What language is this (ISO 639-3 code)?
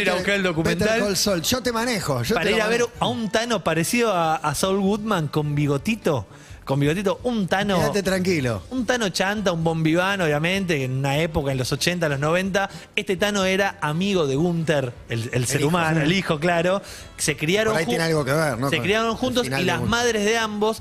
spa